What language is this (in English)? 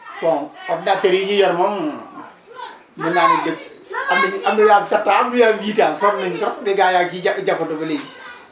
Wolof